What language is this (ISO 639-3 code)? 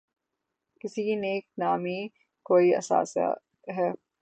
urd